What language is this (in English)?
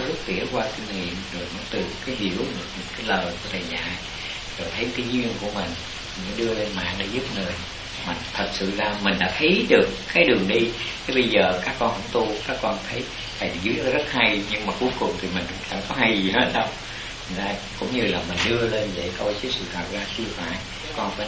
Vietnamese